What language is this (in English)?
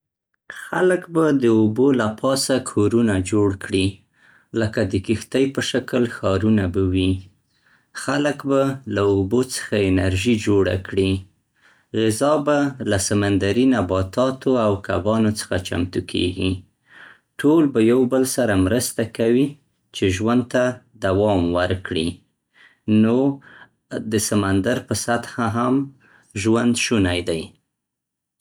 Central Pashto